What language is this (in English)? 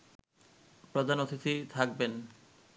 Bangla